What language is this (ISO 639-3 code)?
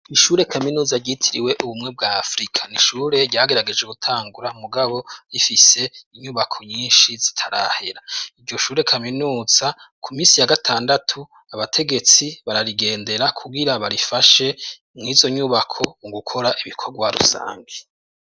run